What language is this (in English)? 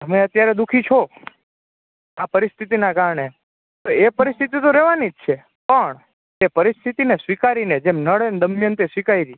Gujarati